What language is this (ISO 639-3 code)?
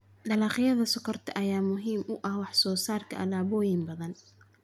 som